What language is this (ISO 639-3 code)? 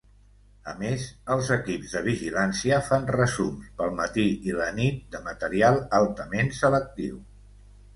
cat